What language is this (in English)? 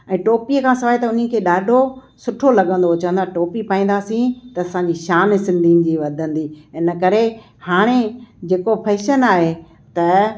Sindhi